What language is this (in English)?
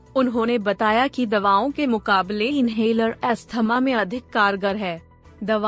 Hindi